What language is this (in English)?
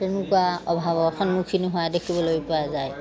Assamese